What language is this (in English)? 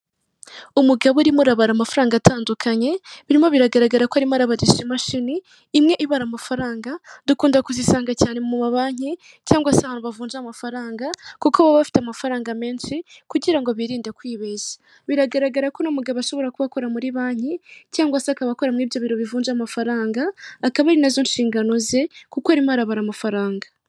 Kinyarwanda